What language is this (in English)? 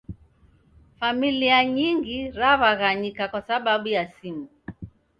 Taita